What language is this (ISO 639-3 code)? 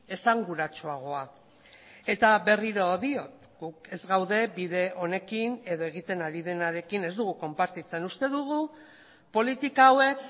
eus